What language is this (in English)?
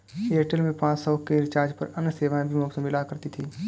Hindi